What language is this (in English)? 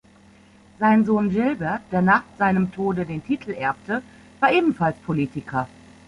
German